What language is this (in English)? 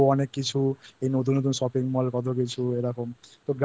Bangla